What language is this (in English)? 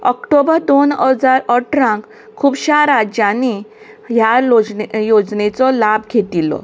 Konkani